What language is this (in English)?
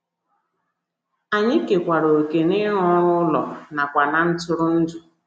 Igbo